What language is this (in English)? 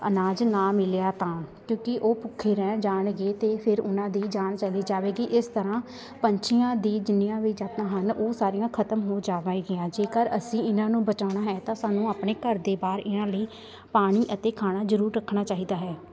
Punjabi